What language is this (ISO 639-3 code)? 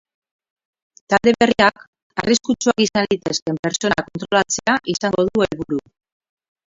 eus